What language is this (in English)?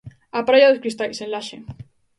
Galician